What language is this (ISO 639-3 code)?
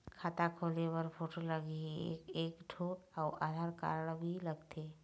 hne